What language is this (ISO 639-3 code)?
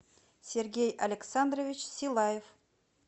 rus